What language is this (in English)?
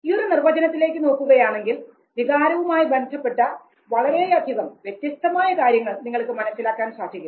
Malayalam